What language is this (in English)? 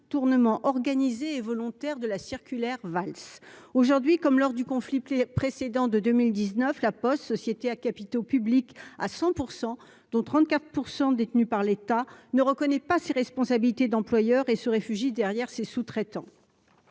French